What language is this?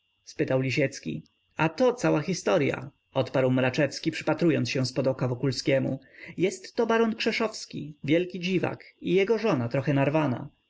Polish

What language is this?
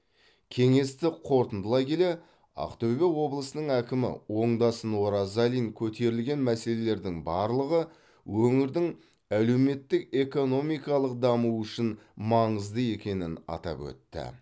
Kazakh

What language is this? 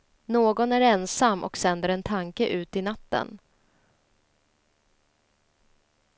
Swedish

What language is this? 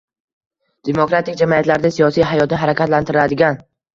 Uzbek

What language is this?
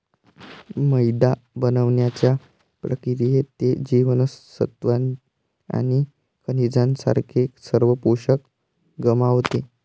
Marathi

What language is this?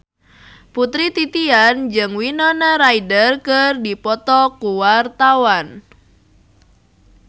Sundanese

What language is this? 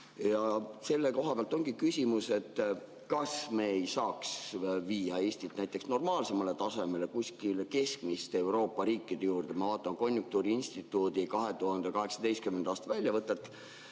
Estonian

